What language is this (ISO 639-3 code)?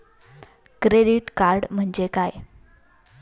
mar